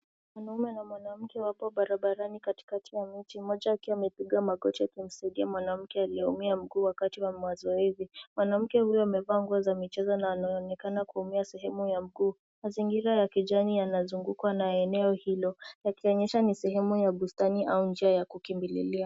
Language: Swahili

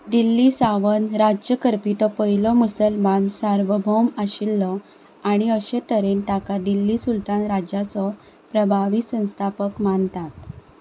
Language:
Konkani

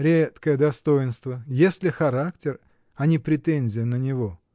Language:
Russian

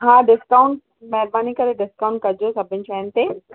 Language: Sindhi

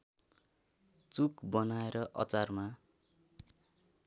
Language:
Nepali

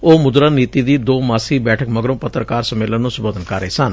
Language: Punjabi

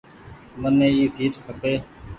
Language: Goaria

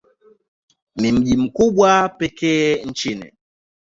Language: Swahili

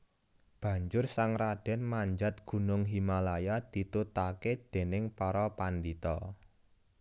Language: Javanese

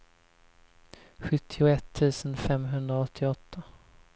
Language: Swedish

